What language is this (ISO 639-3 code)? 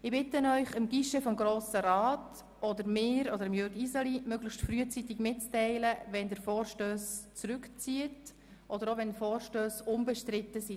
gsw